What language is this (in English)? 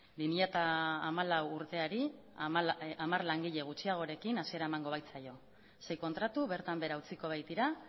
Basque